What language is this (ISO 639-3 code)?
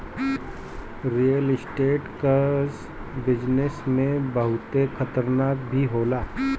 bho